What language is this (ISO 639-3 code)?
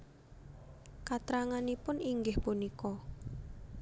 jav